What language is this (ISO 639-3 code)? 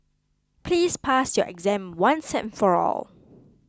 eng